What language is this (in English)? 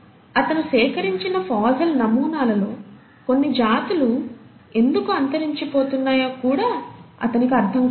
Telugu